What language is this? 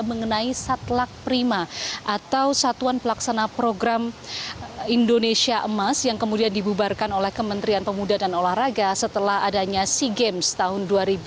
Indonesian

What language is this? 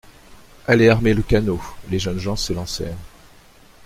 French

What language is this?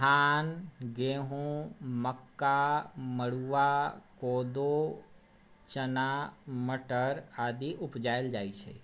Maithili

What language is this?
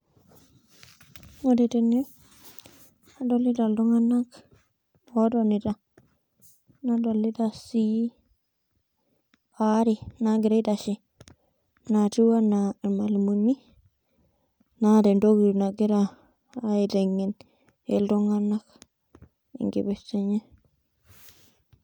Masai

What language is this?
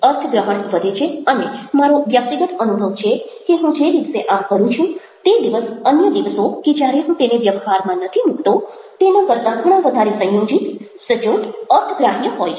Gujarati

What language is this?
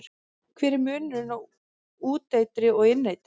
Icelandic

